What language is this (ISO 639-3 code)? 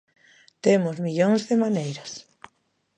glg